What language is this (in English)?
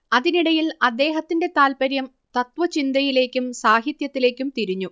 Malayalam